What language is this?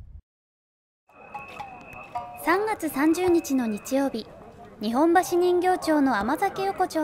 Japanese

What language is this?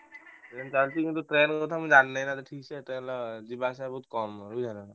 Odia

